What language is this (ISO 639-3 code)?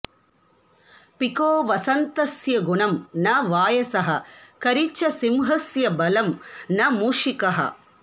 san